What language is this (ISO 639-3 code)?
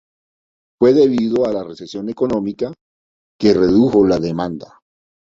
spa